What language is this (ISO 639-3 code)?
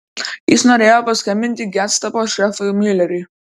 lit